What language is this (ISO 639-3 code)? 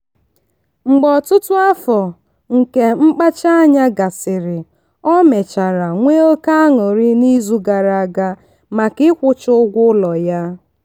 ibo